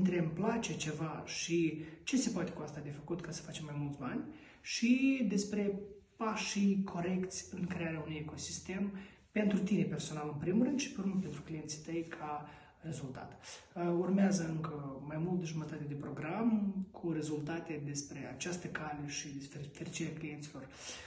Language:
Romanian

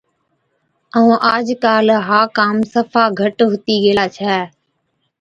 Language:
Od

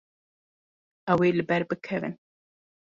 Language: Kurdish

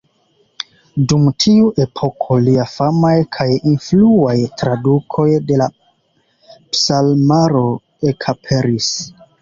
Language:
Esperanto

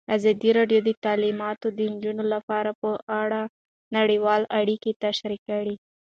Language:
Pashto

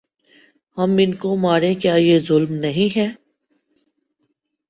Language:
Urdu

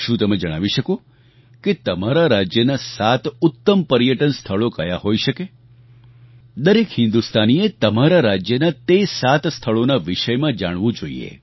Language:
Gujarati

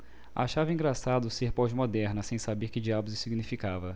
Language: Portuguese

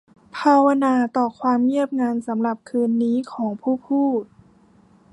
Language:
Thai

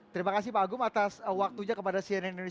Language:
Indonesian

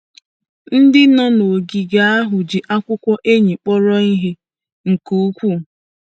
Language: Igbo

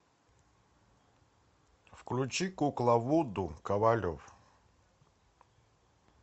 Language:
Russian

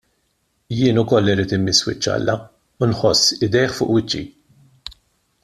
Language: Maltese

